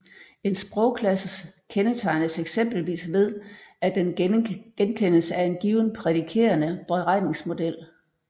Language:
Danish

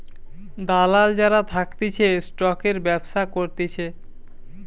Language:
Bangla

